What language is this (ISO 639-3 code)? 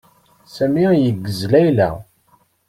kab